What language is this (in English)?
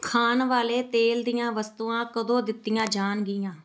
Punjabi